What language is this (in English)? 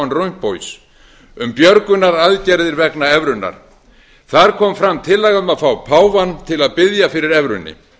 Icelandic